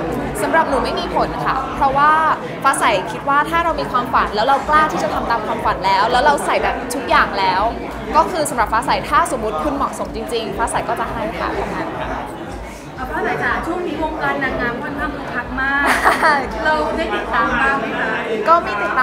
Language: Thai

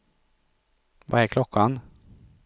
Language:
Swedish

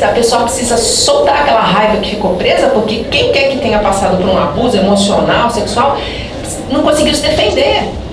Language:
Portuguese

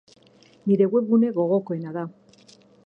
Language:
Basque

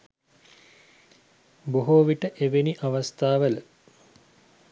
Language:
Sinhala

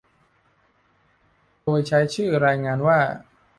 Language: Thai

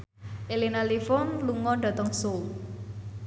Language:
Javanese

